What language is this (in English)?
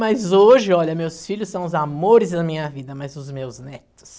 Portuguese